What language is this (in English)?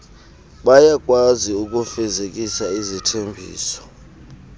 Xhosa